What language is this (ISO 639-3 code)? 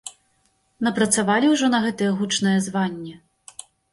bel